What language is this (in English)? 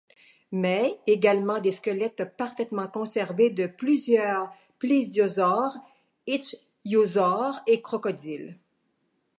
French